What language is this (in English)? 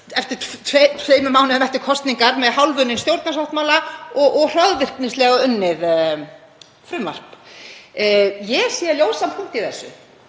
Icelandic